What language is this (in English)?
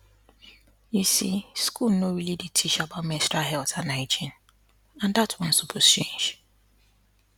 Nigerian Pidgin